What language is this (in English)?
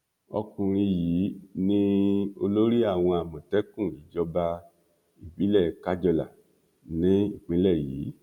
Yoruba